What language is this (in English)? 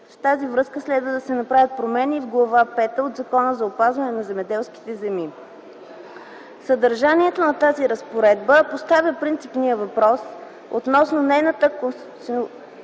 Bulgarian